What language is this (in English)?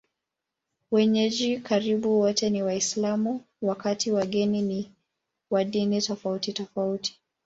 Swahili